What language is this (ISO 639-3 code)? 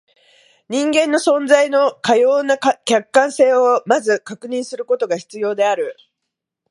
jpn